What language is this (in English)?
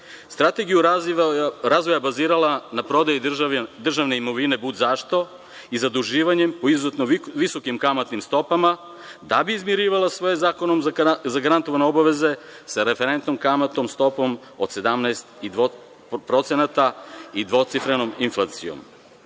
Serbian